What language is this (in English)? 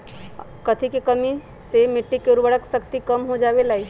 Magahi